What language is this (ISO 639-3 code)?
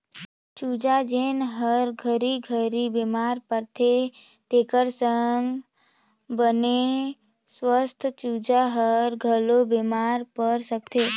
hne